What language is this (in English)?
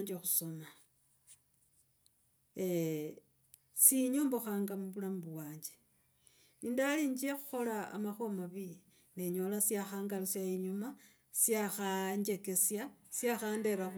Logooli